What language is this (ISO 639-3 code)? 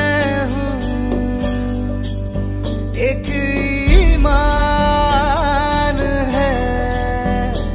hin